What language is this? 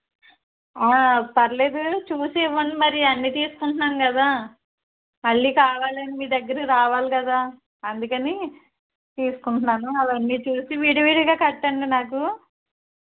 Telugu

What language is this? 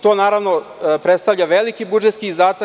Serbian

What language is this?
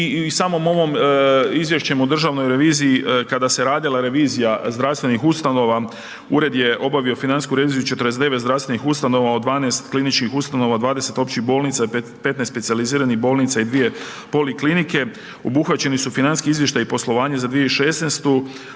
Croatian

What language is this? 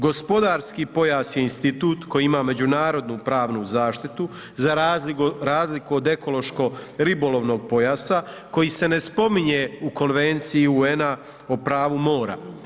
Croatian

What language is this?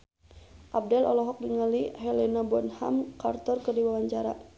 Sundanese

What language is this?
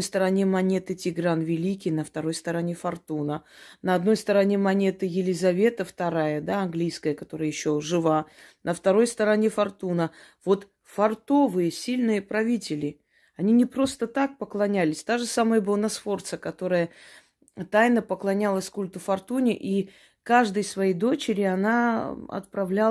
Russian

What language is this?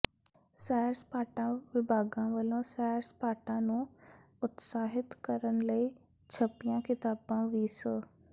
Punjabi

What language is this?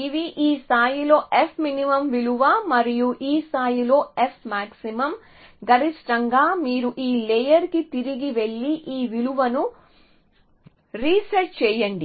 Telugu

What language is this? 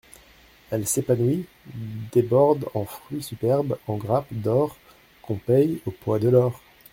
French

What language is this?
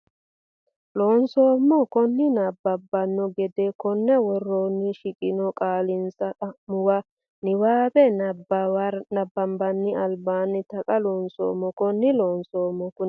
Sidamo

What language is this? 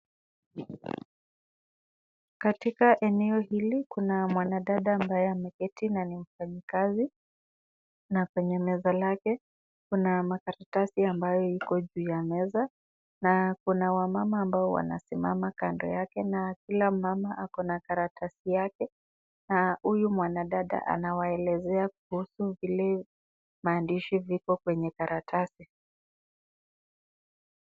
Swahili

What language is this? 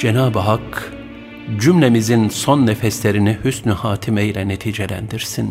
Turkish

